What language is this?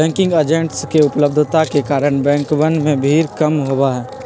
Magahi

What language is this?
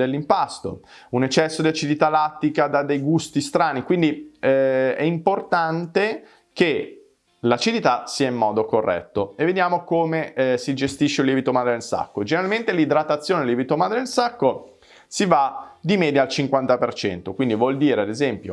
Italian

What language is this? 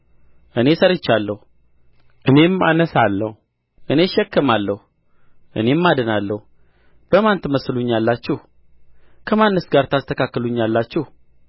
Amharic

